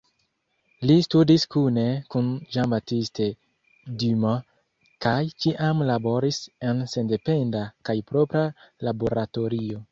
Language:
Esperanto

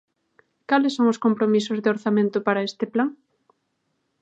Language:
Galician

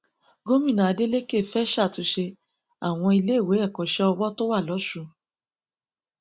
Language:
Yoruba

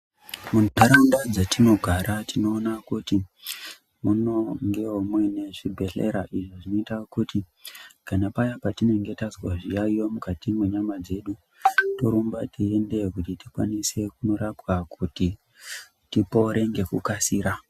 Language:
Ndau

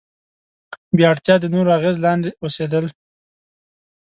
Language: Pashto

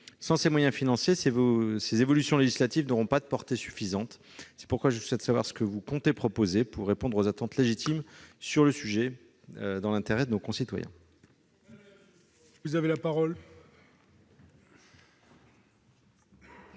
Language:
French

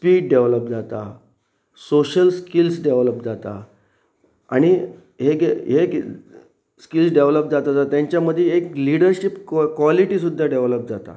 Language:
Konkani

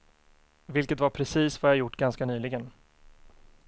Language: Swedish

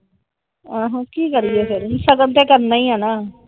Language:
Punjabi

